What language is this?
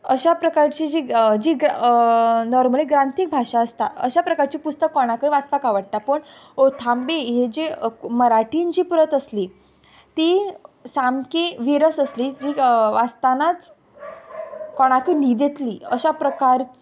Konkani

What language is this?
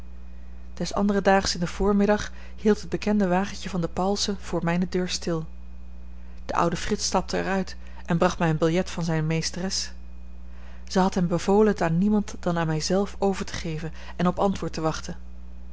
Dutch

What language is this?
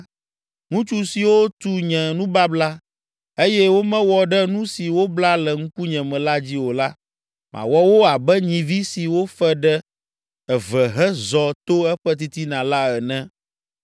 Ewe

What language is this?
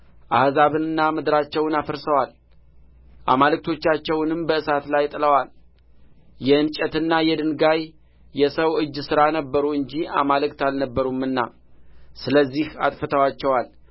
Amharic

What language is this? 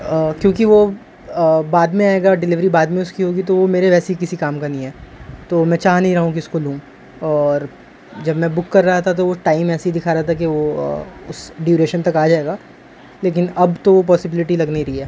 Urdu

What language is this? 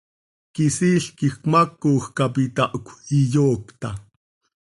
Seri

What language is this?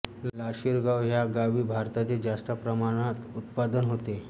Marathi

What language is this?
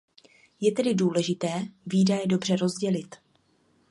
Czech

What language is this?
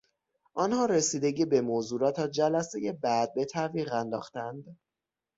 Persian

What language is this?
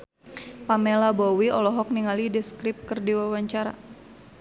Sundanese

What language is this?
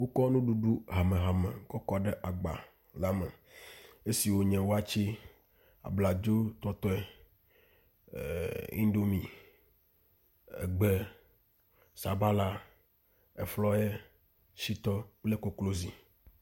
Ewe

